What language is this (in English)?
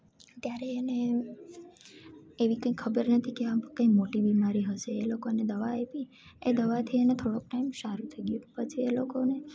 Gujarati